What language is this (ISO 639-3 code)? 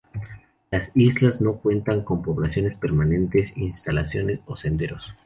spa